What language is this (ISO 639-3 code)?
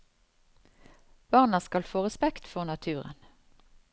nor